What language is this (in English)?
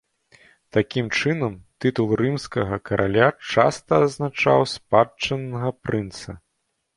Belarusian